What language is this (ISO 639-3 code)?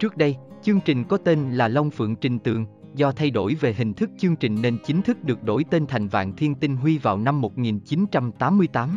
vie